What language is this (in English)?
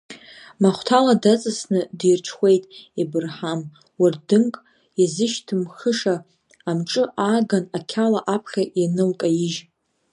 Abkhazian